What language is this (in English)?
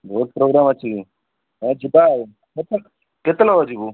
Odia